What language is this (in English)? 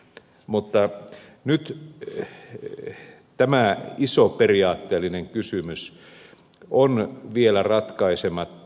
Finnish